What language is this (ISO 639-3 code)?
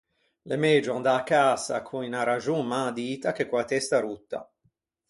lij